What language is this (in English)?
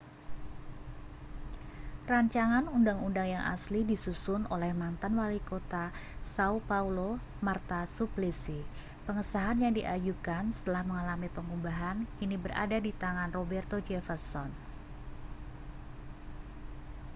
Indonesian